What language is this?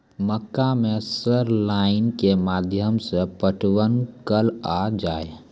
Maithili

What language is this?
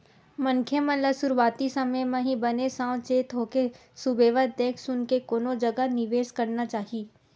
Chhattisgarhi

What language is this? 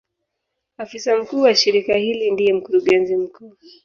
Swahili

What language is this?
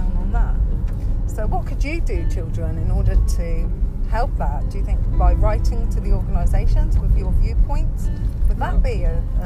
English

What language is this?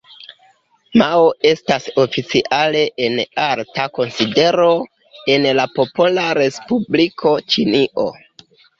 Esperanto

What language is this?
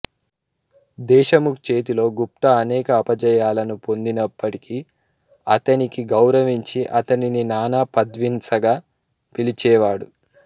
Telugu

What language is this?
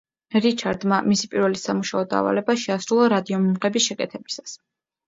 Georgian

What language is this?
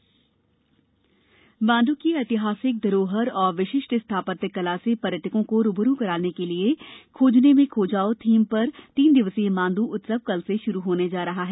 Hindi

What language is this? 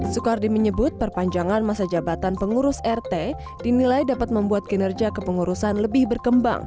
Indonesian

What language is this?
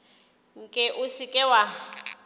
Northern Sotho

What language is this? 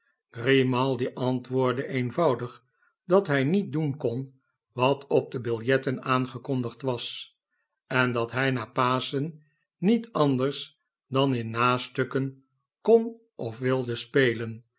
Dutch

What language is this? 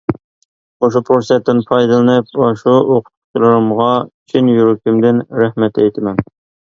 Uyghur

